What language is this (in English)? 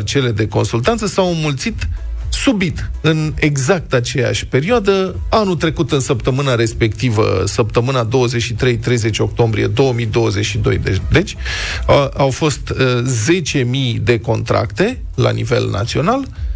Romanian